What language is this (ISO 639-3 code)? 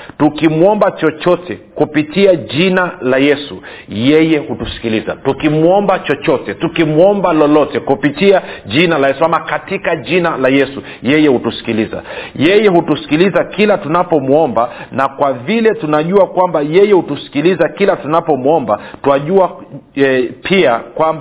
swa